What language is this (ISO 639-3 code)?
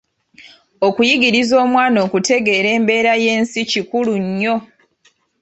lug